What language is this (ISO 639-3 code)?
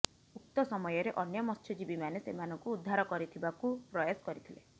ori